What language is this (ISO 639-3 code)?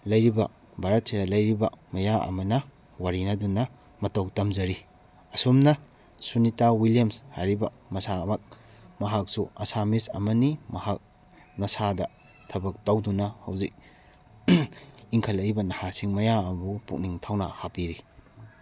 mni